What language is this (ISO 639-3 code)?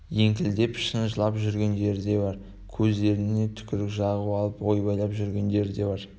kaz